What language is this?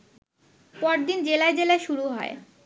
Bangla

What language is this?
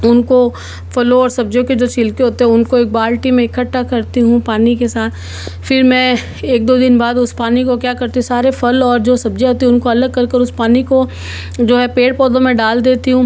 Hindi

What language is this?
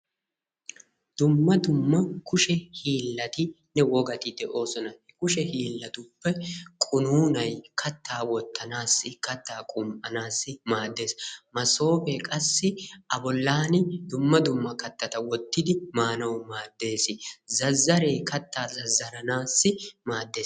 Wolaytta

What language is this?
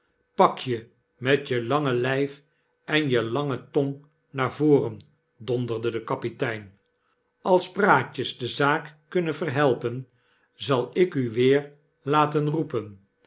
Dutch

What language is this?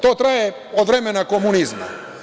Serbian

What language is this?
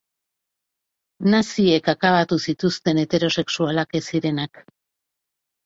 Basque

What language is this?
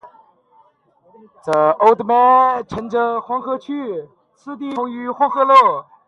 Chinese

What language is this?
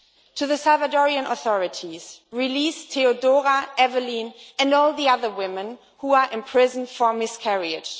English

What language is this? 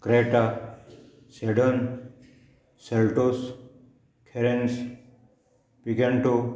Konkani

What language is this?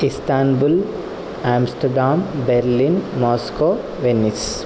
Sanskrit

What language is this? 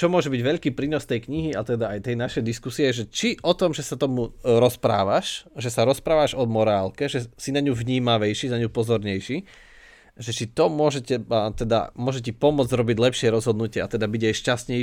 Slovak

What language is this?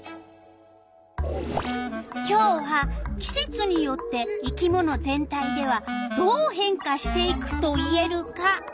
Japanese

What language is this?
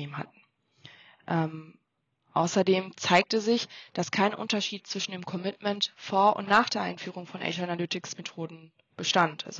German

